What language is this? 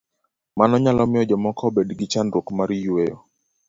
Luo (Kenya and Tanzania)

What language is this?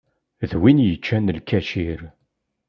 Kabyle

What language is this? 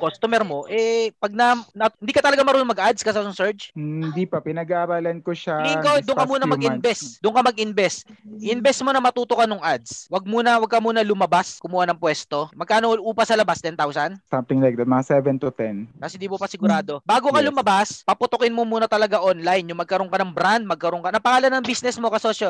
Filipino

